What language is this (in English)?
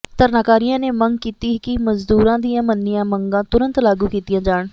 Punjabi